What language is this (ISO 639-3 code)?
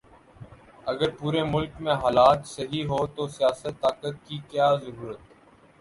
urd